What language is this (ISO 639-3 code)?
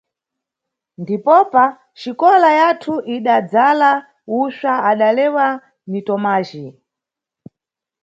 nyu